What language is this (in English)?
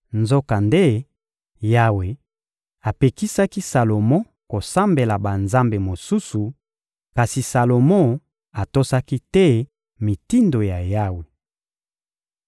Lingala